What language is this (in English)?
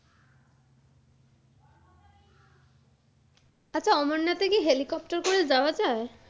Bangla